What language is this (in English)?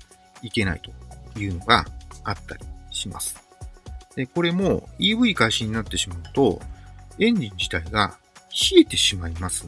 Japanese